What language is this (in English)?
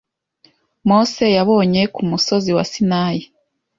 Kinyarwanda